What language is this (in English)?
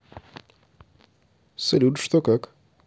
Russian